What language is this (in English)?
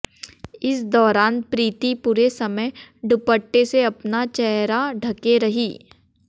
Hindi